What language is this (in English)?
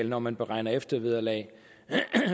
Danish